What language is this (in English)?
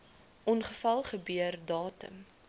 Afrikaans